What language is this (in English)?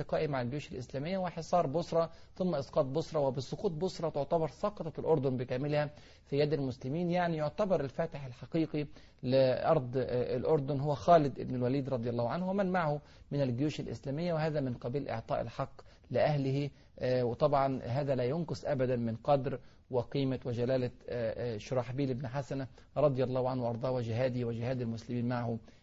Arabic